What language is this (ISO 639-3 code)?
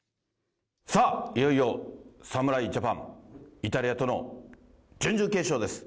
jpn